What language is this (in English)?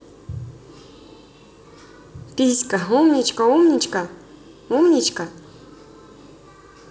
Russian